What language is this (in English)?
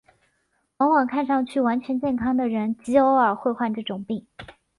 Chinese